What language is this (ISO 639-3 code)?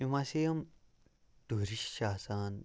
kas